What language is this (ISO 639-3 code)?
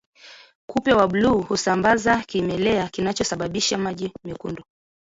swa